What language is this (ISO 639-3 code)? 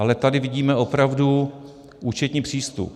ces